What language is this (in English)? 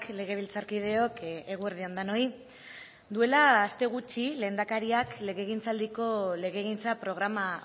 Basque